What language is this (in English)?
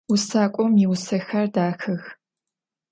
Adyghe